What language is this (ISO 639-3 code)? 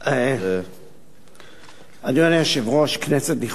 heb